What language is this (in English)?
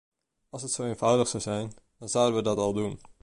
Dutch